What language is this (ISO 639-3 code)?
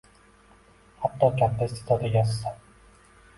uzb